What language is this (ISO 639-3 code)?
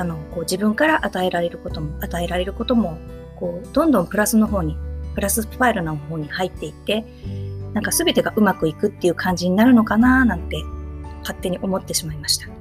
jpn